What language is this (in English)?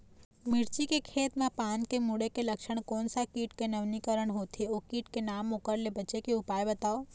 Chhattisgarhi